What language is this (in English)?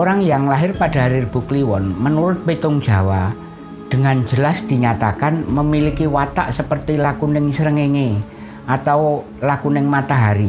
Indonesian